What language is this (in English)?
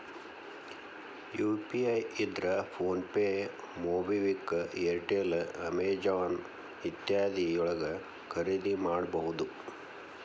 Kannada